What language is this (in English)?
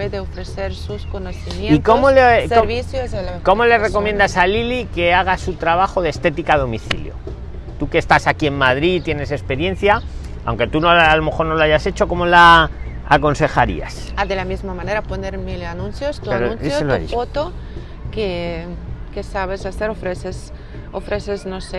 Spanish